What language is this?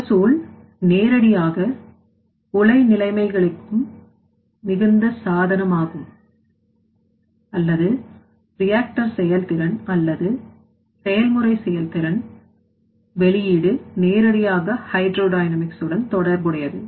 Tamil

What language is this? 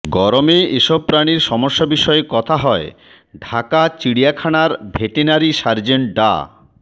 Bangla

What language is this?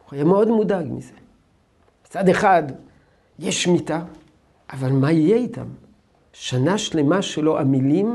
Hebrew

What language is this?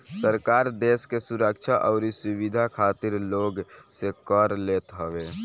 Bhojpuri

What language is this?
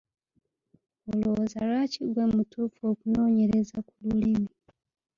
Ganda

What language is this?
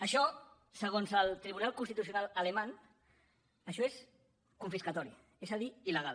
Catalan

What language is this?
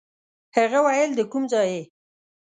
Pashto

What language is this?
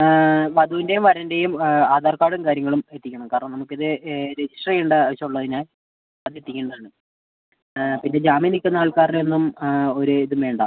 Malayalam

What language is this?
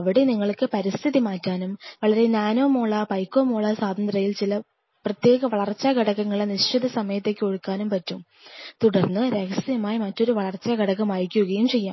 Malayalam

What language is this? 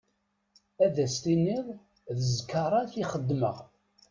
Kabyle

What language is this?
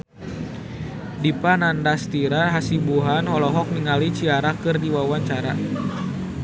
Sundanese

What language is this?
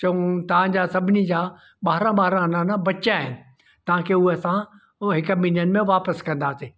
Sindhi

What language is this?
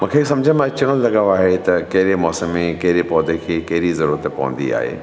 Sindhi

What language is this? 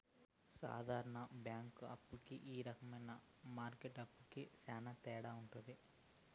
Telugu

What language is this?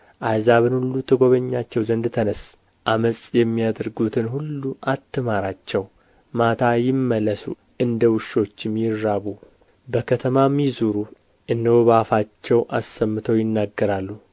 Amharic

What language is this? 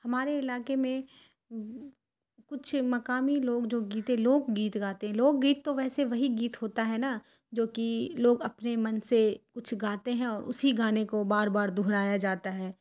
Urdu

